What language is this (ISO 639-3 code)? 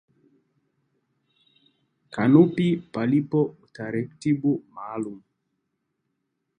swa